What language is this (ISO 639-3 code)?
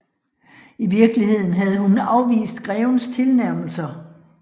dan